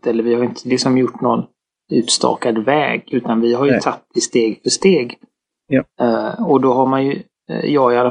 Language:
Swedish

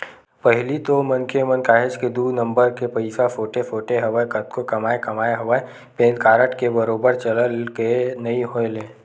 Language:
Chhattisgarhi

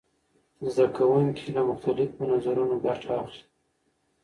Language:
Pashto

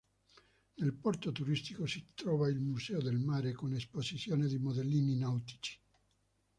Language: Italian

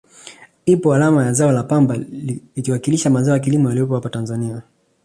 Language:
Swahili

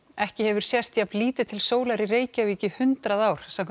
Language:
Icelandic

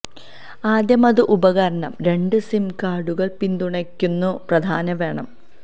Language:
Malayalam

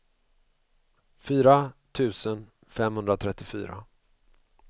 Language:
Swedish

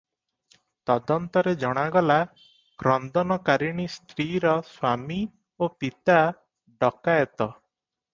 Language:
Odia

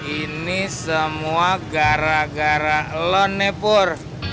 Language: Indonesian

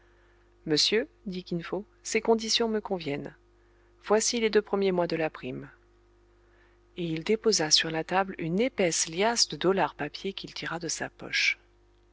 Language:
French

